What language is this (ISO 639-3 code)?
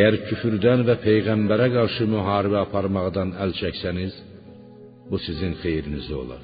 fas